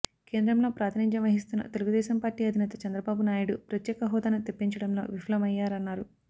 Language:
Telugu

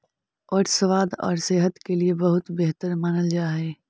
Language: Magahi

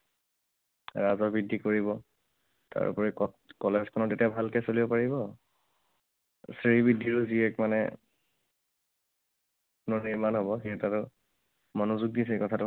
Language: Assamese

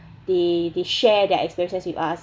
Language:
English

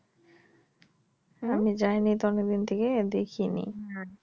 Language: Bangla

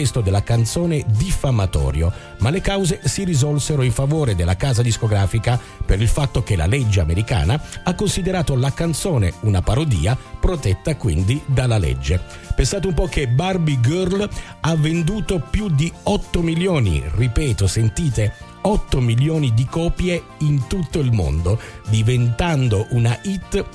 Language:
Italian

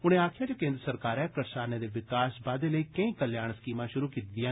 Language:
Dogri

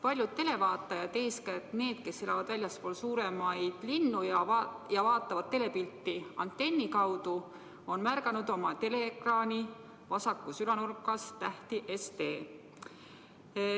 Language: Estonian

